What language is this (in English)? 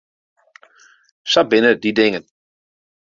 Western Frisian